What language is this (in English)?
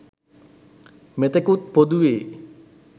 Sinhala